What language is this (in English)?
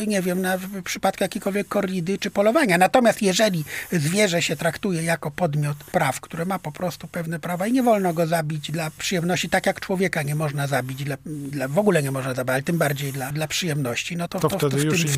Polish